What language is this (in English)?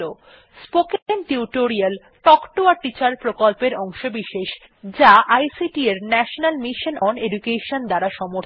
Bangla